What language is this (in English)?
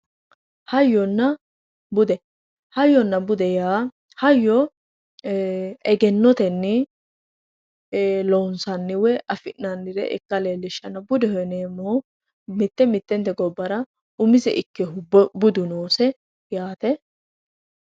Sidamo